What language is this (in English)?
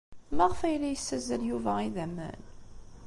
Kabyle